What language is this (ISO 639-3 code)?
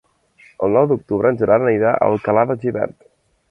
cat